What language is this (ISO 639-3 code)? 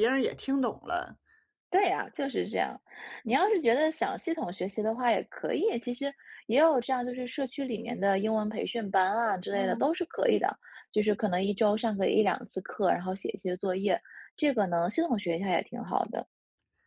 zho